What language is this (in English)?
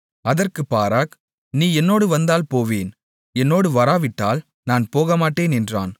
Tamil